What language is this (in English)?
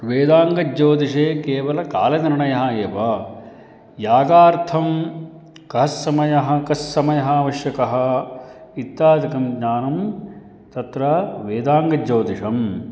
Sanskrit